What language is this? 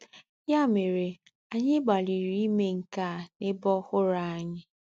Igbo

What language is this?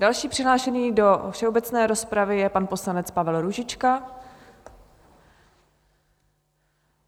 Czech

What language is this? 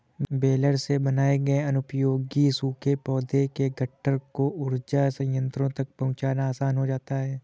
Hindi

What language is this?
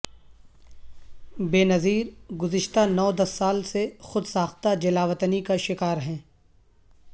Urdu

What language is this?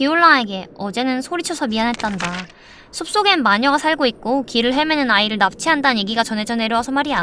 Korean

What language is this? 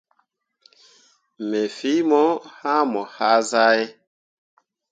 Mundang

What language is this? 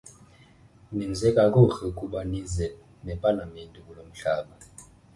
Xhosa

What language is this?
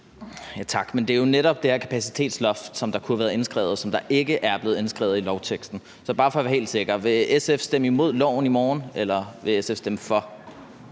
Danish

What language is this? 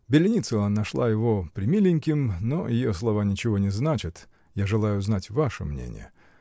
Russian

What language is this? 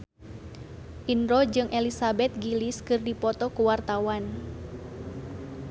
Sundanese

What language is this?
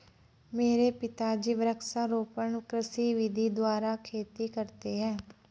Hindi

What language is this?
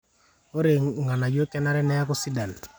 Masai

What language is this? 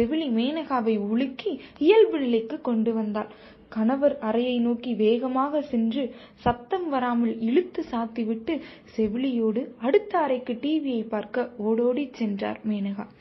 Tamil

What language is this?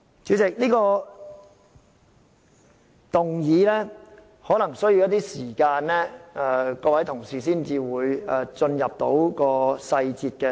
Cantonese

